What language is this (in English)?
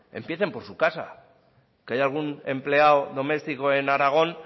Spanish